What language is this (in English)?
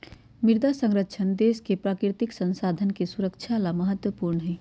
Magahi